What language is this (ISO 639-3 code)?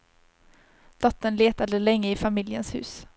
swe